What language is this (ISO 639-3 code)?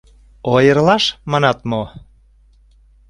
chm